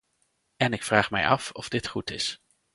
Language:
Dutch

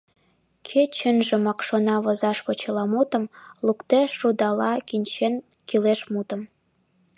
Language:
Mari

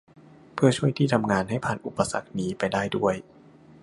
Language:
Thai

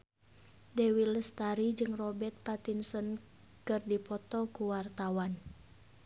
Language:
Sundanese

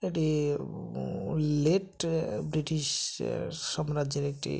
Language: Bangla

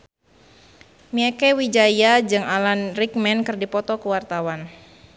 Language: Sundanese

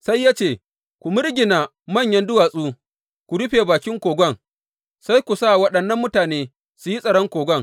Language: Hausa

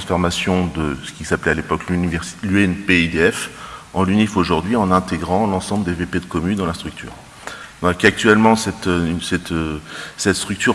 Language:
French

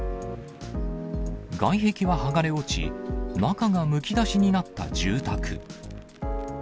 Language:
Japanese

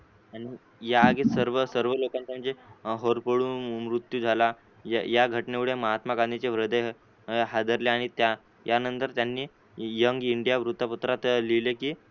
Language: Marathi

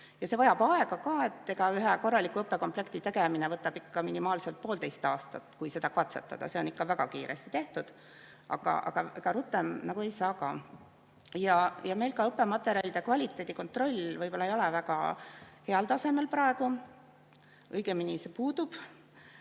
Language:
Estonian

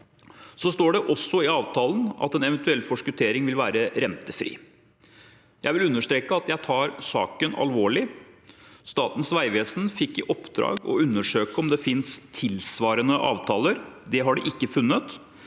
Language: Norwegian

